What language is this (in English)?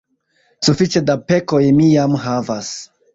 Esperanto